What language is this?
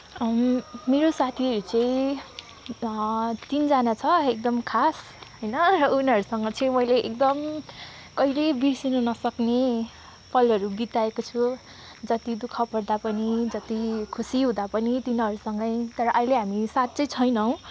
Nepali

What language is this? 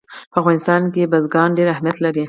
Pashto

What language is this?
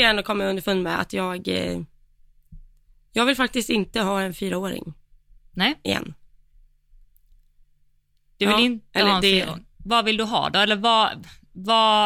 Swedish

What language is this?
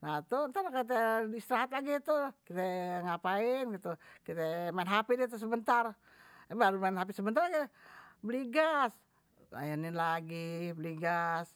Betawi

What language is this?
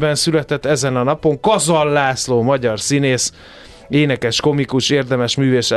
Hungarian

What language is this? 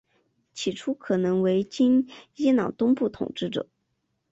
Chinese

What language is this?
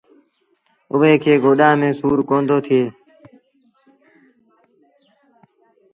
Sindhi Bhil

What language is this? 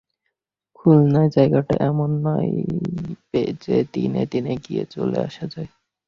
Bangla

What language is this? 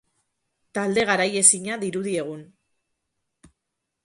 Basque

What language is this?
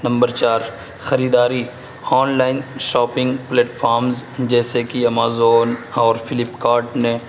Urdu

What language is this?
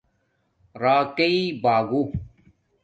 Domaaki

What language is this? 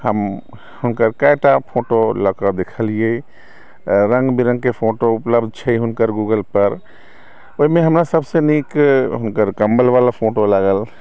Maithili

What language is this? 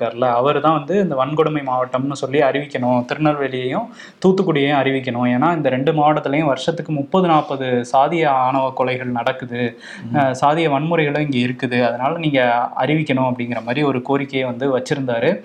Tamil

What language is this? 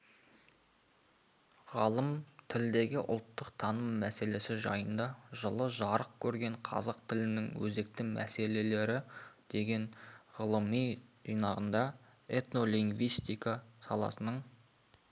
Kazakh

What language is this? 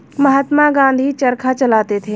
Hindi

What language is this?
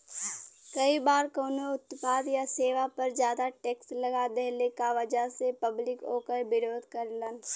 Bhojpuri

